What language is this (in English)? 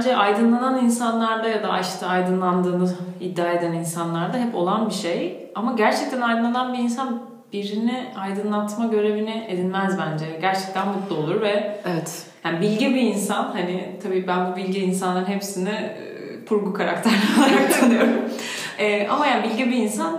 Turkish